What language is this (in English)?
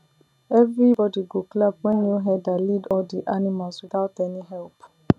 Nigerian Pidgin